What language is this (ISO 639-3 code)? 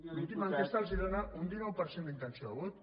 cat